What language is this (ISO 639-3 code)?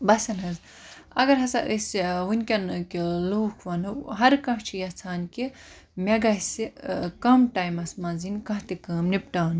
kas